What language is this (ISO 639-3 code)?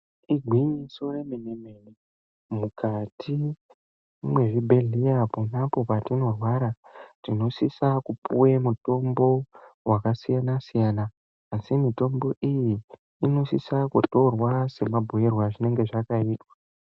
ndc